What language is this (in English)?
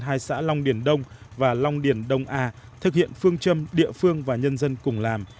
Vietnamese